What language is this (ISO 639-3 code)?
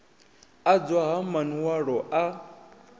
ven